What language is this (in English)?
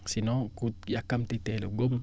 Wolof